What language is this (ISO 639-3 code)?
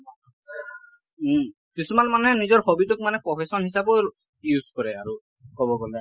asm